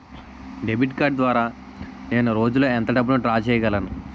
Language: Telugu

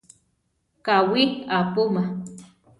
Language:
Central Tarahumara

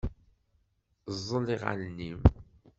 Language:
Kabyle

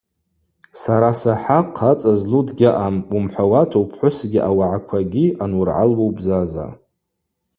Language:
Abaza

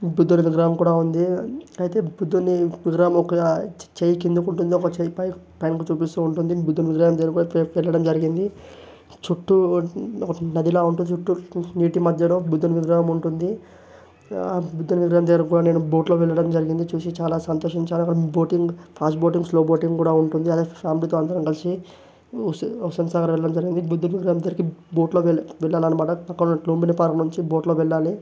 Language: Telugu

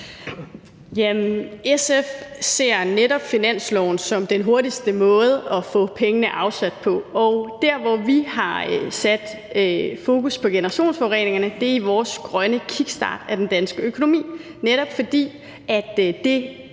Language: Danish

